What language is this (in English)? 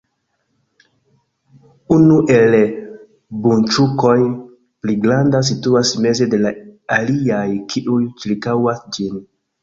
Esperanto